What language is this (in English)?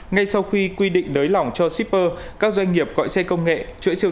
Vietnamese